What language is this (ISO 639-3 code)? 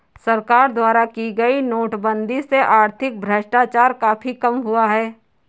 hin